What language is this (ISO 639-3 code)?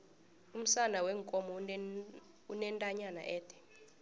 nbl